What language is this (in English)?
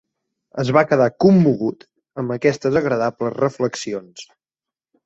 Catalan